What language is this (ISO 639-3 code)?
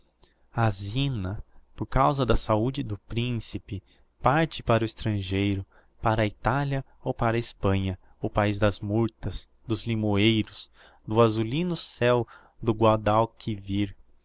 por